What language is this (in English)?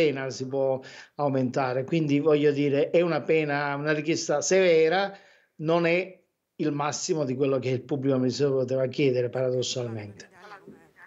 Italian